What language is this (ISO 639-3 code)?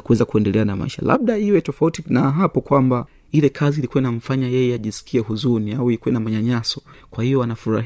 swa